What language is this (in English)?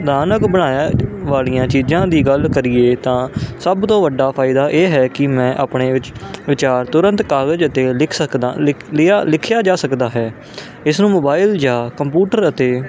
Punjabi